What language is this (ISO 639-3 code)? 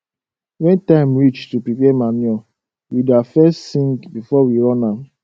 pcm